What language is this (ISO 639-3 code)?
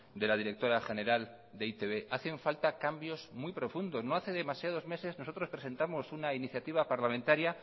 spa